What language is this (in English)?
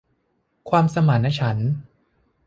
Thai